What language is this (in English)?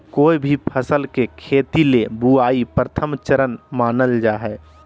Magahi